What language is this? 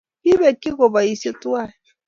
Kalenjin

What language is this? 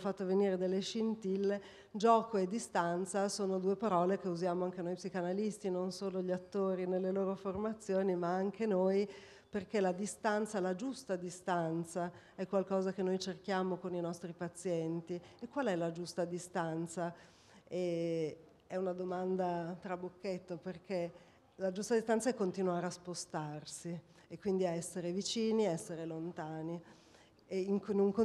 Italian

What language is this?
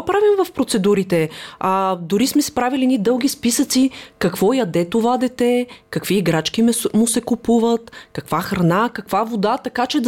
Bulgarian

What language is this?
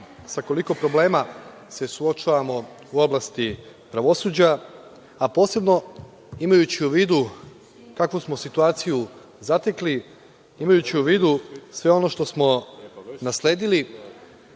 Serbian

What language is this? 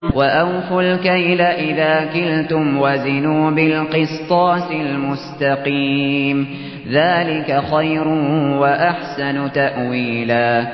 Arabic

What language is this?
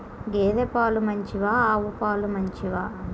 Telugu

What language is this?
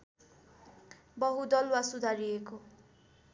Nepali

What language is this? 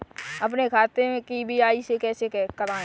Hindi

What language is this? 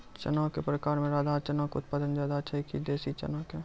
Maithili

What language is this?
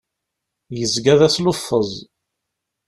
Kabyle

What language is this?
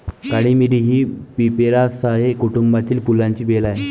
Marathi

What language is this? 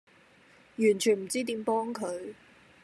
Cantonese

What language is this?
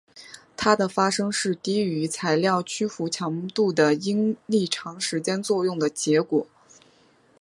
Chinese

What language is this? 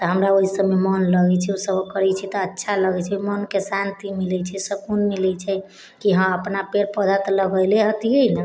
Maithili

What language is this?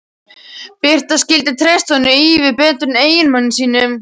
Icelandic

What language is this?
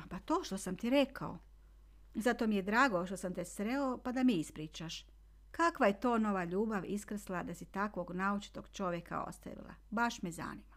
Croatian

